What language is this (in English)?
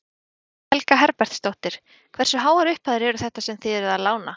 Icelandic